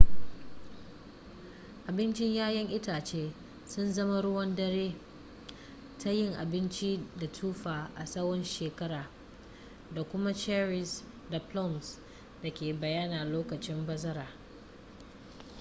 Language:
Hausa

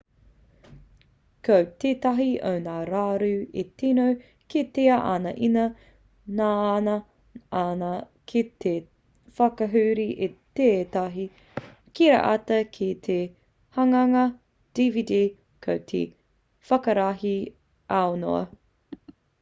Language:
Māori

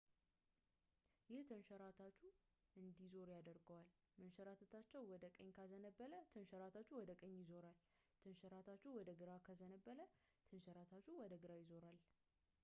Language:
Amharic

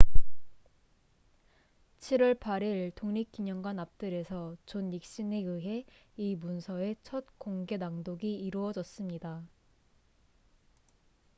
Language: Korean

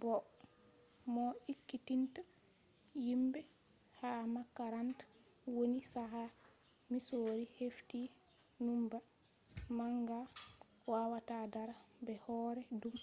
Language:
Fula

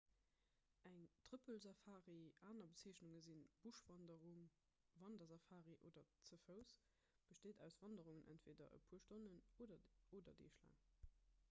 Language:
Luxembourgish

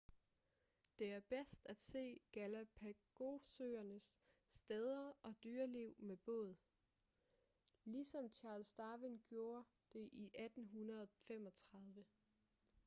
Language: Danish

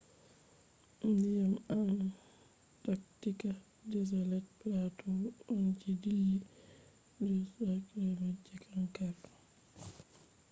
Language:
Fula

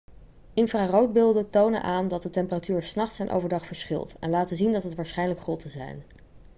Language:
Dutch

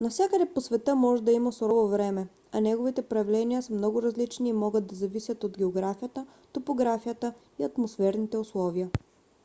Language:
Bulgarian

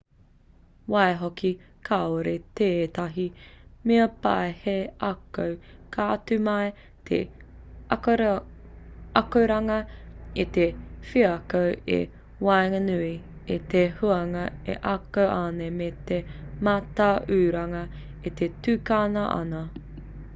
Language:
Māori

